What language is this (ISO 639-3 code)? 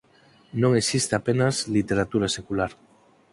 glg